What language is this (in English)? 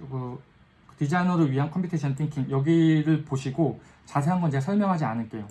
Korean